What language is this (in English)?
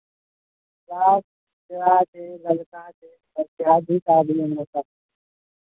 Maithili